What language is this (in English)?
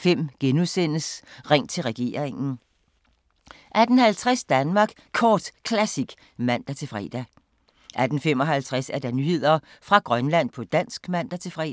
Danish